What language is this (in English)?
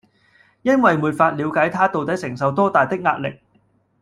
Cantonese